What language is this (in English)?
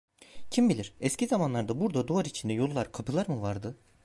Turkish